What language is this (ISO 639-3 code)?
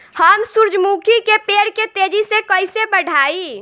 bho